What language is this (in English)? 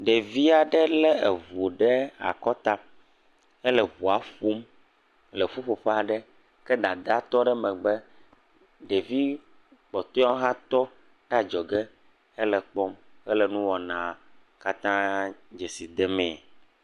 Ewe